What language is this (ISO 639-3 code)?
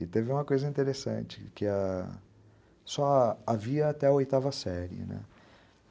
por